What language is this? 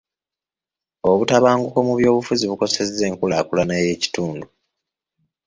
Ganda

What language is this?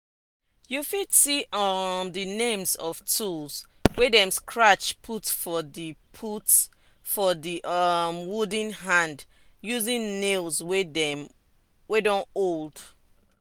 Nigerian Pidgin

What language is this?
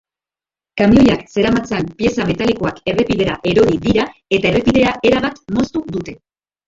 Basque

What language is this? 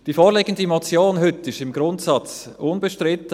Swiss German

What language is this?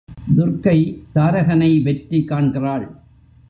Tamil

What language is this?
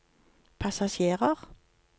Norwegian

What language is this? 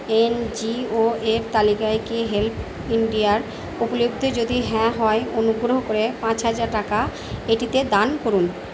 Bangla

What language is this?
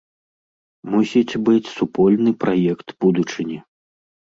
Belarusian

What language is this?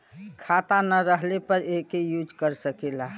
Bhojpuri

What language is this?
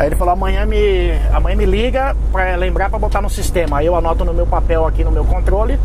Portuguese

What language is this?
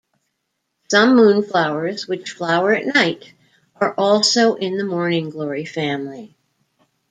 English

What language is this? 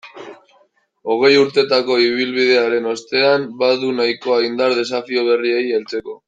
Basque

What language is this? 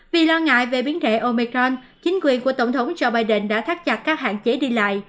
Vietnamese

